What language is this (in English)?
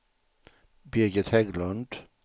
Swedish